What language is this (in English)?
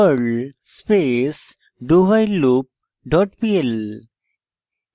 Bangla